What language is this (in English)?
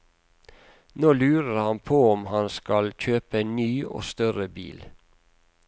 Norwegian